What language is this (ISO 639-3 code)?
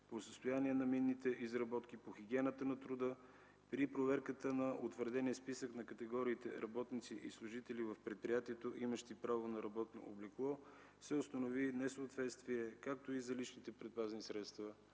bul